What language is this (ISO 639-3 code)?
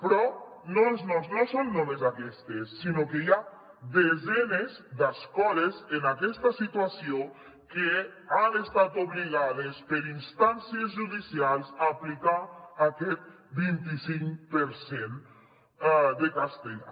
cat